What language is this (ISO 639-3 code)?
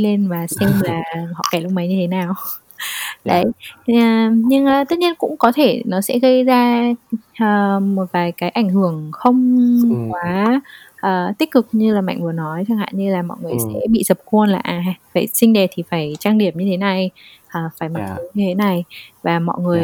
vie